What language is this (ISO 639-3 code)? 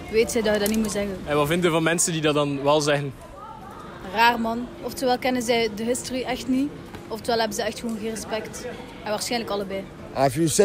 nld